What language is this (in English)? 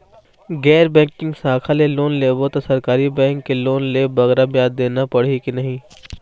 Chhattisgarhi